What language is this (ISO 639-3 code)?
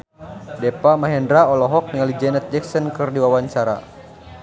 sun